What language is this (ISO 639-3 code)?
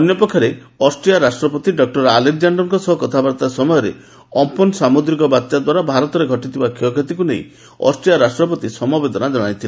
ori